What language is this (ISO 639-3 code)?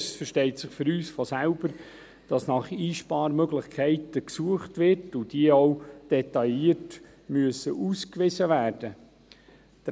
gsw